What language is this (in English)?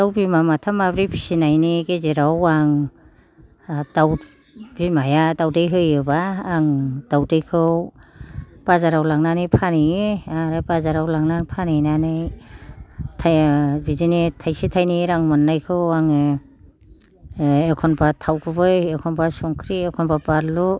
Bodo